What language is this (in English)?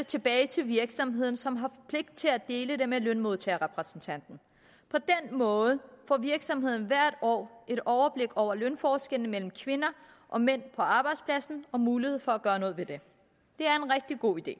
Danish